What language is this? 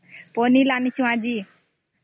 Odia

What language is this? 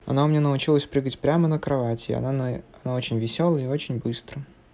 Russian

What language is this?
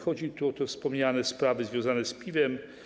Polish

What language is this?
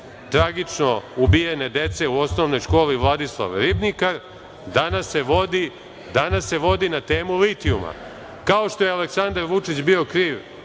Serbian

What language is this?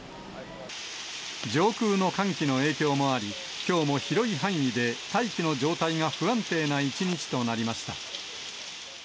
Japanese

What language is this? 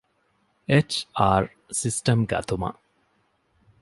Divehi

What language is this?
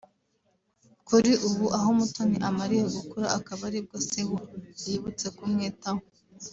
Kinyarwanda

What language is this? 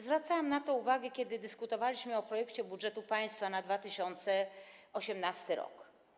Polish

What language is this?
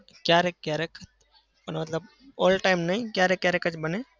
Gujarati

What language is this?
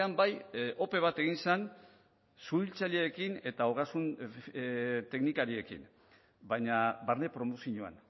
Basque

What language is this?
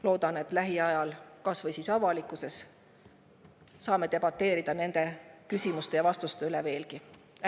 Estonian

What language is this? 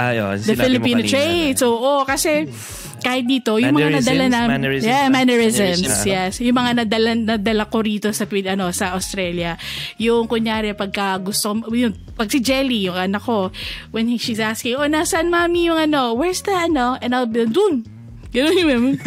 Filipino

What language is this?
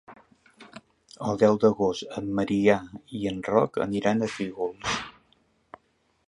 Catalan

